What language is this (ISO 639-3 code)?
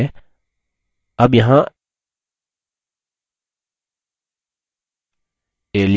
hin